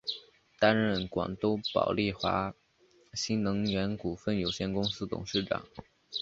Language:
Chinese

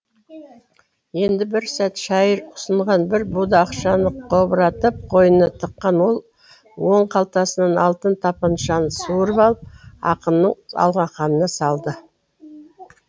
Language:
Kazakh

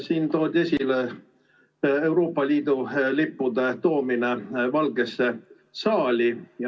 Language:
Estonian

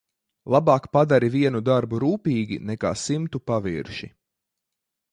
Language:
Latvian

